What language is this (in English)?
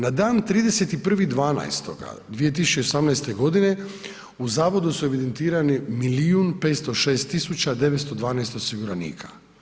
Croatian